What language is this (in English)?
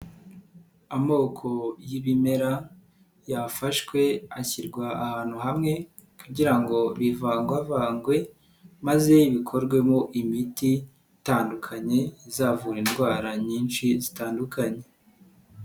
Kinyarwanda